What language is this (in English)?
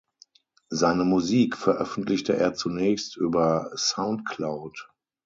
German